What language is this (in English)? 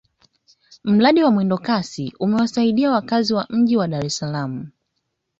Swahili